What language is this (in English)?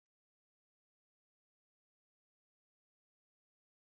Hindi